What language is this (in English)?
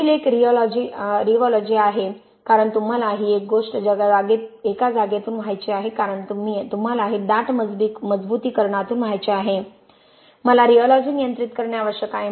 Marathi